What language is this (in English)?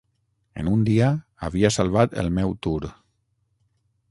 Catalan